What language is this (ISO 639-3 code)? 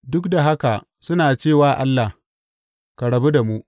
hau